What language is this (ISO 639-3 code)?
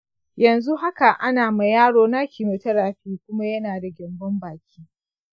hau